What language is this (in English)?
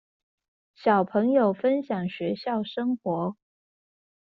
Chinese